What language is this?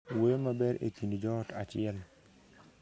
Luo (Kenya and Tanzania)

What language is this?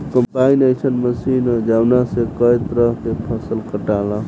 Bhojpuri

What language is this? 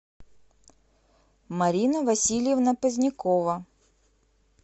Russian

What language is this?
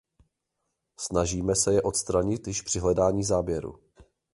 Czech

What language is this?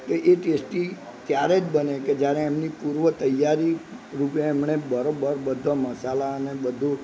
Gujarati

